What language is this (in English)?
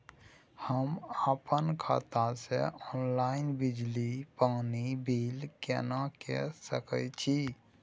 Maithili